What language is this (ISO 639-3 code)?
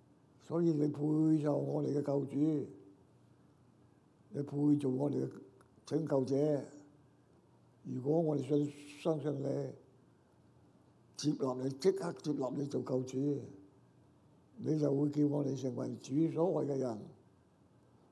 zho